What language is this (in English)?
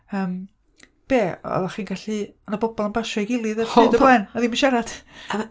Welsh